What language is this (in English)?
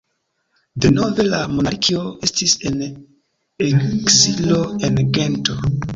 Esperanto